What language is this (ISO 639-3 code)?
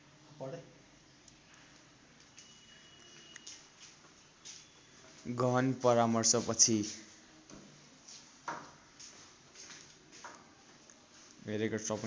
nep